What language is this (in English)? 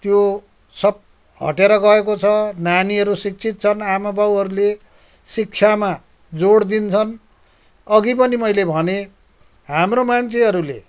Nepali